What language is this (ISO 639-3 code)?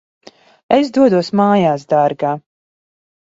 lav